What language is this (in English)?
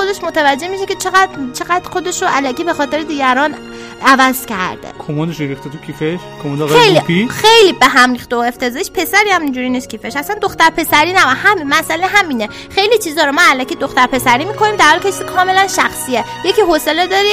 Persian